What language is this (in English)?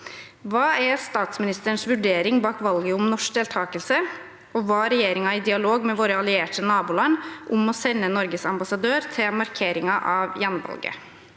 Norwegian